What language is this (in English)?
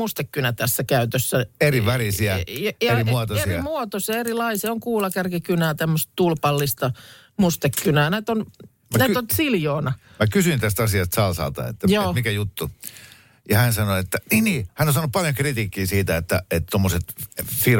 Finnish